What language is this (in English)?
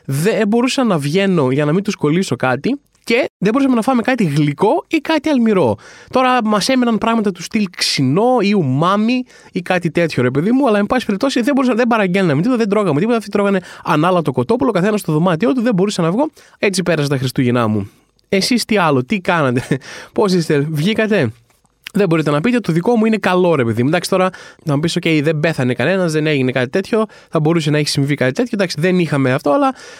Greek